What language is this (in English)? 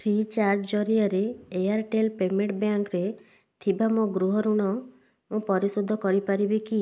Odia